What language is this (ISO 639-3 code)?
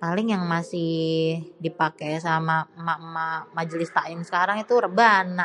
bew